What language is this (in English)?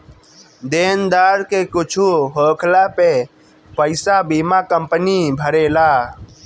Bhojpuri